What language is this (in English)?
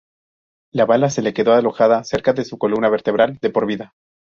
Spanish